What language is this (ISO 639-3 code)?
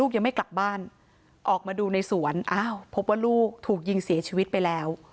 tha